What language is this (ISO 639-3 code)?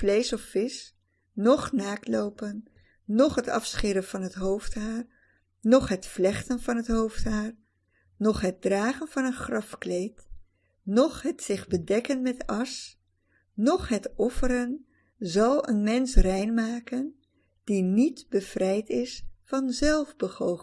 nld